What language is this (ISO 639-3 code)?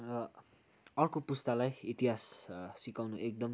nep